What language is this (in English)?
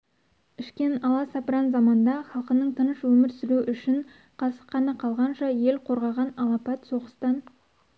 Kazakh